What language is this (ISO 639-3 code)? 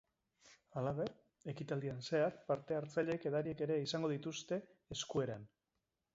eus